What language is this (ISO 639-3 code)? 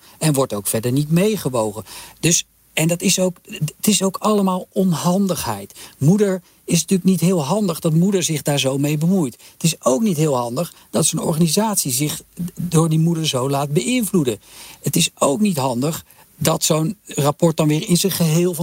nld